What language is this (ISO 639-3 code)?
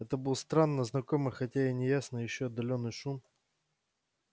rus